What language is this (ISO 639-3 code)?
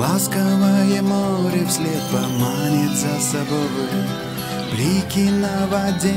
rus